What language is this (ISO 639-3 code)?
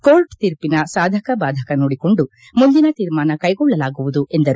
kan